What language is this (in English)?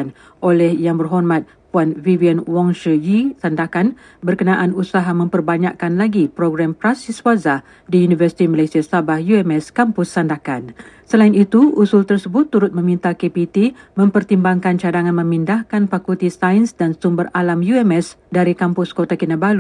Malay